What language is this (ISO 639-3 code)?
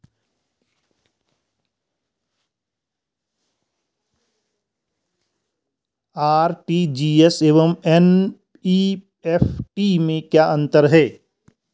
hin